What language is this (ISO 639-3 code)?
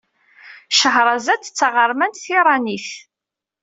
kab